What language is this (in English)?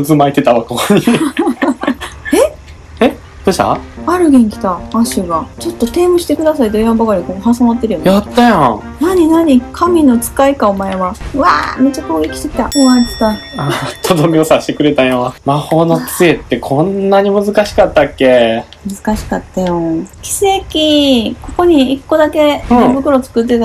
Japanese